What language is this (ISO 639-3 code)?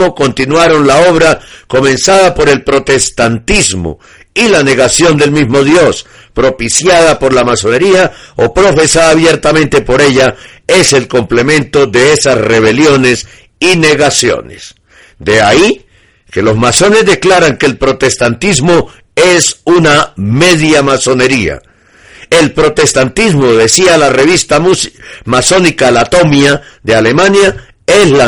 spa